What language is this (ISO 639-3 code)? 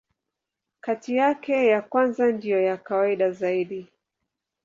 swa